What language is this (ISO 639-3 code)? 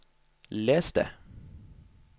nor